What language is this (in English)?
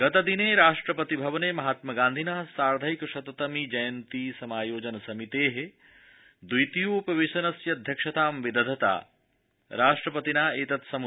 Sanskrit